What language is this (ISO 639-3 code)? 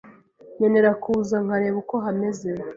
kin